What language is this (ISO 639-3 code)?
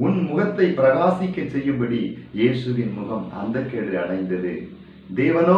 ron